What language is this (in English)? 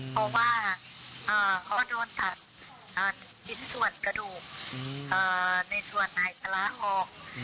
Thai